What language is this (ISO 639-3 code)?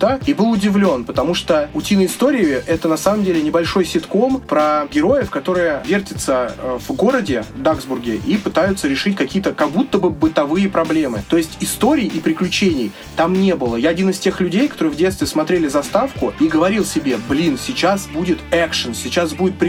rus